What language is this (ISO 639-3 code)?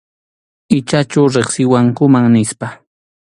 qxu